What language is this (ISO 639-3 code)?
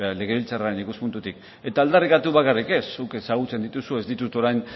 eus